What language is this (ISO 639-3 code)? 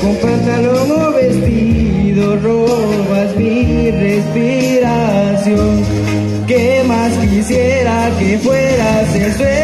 spa